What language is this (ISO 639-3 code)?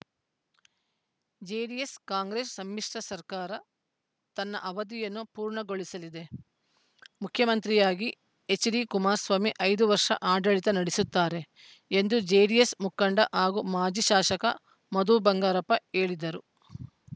kan